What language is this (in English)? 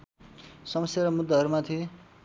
Nepali